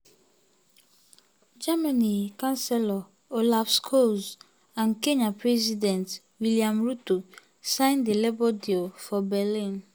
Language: Nigerian Pidgin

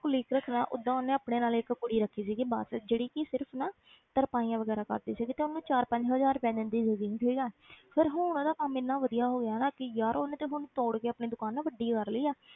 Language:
Punjabi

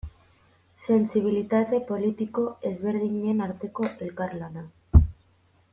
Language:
Basque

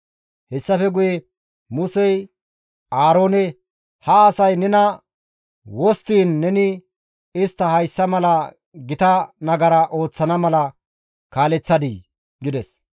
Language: Gamo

